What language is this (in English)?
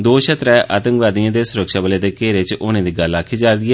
Dogri